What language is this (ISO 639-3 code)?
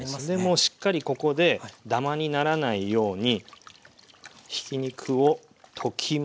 jpn